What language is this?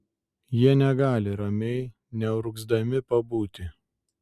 Lithuanian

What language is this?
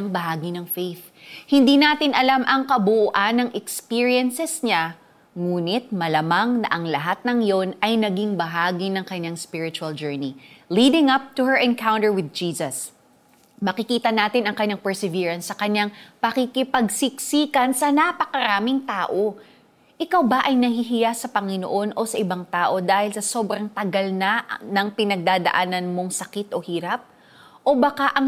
Filipino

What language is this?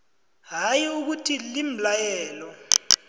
South Ndebele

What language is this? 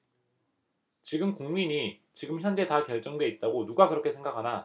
Korean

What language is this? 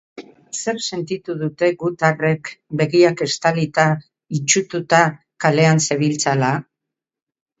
Basque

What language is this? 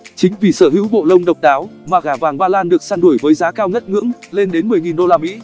Vietnamese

